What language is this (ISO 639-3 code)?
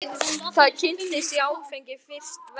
isl